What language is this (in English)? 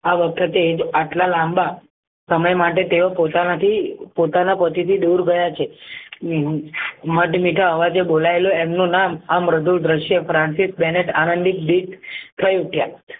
Gujarati